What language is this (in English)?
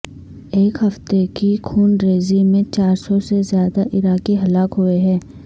Urdu